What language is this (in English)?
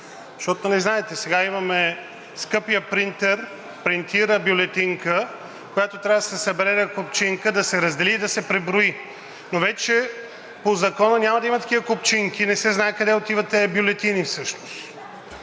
Bulgarian